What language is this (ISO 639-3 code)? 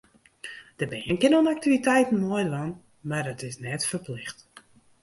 fry